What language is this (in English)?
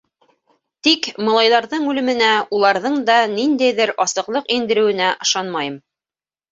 Bashkir